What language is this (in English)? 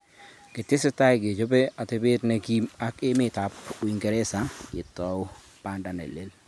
Kalenjin